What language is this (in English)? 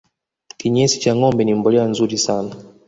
Swahili